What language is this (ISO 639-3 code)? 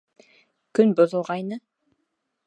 bak